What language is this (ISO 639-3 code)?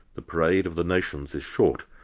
eng